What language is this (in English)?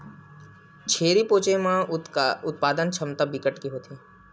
Chhattisgarhi